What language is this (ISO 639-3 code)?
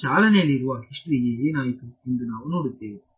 kan